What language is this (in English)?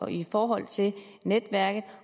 Danish